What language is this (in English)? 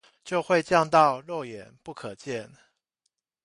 Chinese